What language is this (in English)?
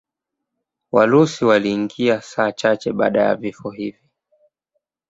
Swahili